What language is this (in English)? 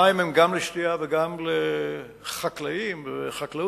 Hebrew